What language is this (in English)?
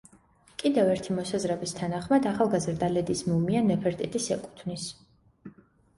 Georgian